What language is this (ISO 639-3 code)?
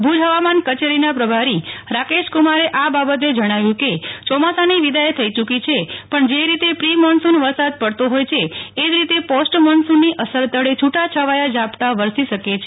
guj